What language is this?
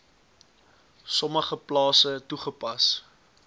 Afrikaans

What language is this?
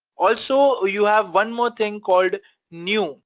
English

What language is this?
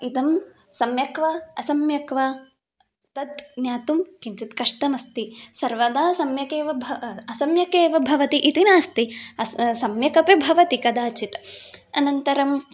Sanskrit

